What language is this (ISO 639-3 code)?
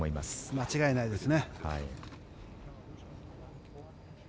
jpn